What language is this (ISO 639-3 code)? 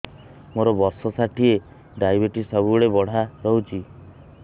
ori